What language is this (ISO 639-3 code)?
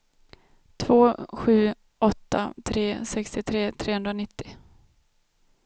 swe